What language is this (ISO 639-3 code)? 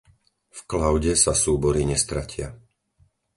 slk